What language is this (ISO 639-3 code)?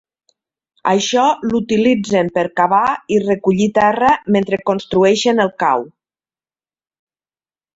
cat